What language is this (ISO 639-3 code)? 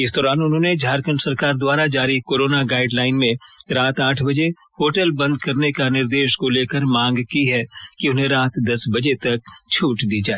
hin